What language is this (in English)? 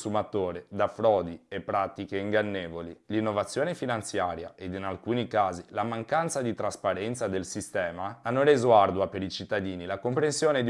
Italian